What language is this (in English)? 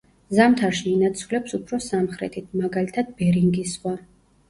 Georgian